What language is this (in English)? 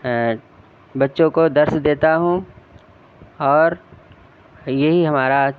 Urdu